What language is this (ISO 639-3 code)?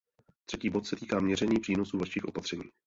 ces